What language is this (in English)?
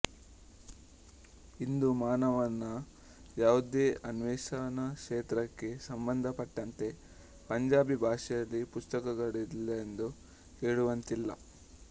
Kannada